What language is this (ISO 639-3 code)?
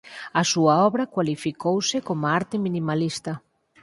glg